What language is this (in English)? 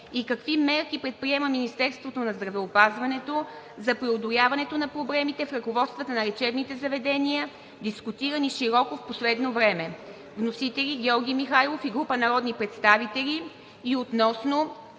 Bulgarian